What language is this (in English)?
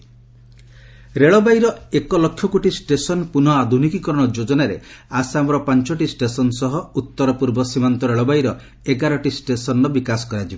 Odia